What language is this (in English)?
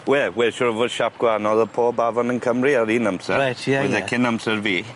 Welsh